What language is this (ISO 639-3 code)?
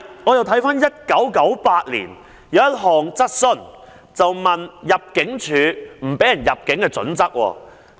yue